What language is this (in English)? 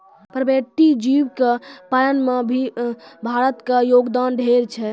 Maithili